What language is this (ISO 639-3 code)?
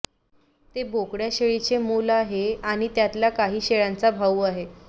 mar